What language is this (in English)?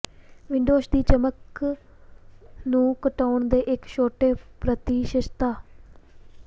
Punjabi